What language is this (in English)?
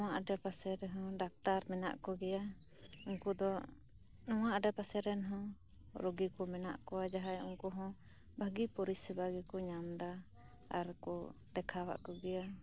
Santali